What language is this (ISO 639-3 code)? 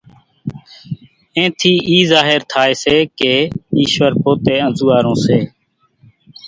gjk